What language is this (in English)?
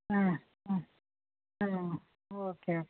Kannada